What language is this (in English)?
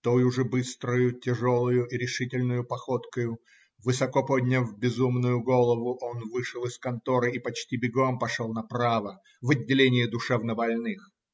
Russian